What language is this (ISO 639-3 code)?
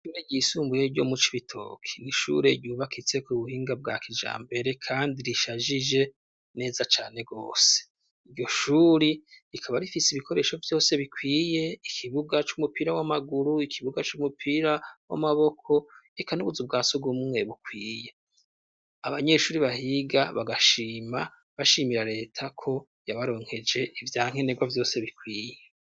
run